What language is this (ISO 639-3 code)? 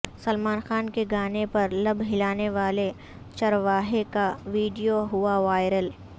urd